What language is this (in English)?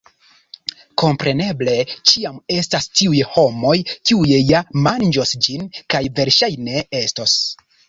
Esperanto